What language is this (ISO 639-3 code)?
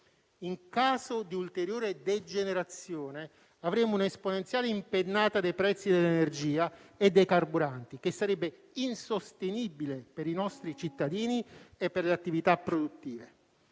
ita